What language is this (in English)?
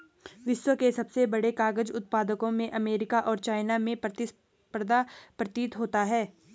Hindi